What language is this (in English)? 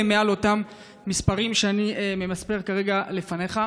Hebrew